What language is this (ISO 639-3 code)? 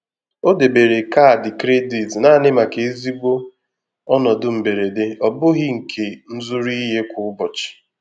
ibo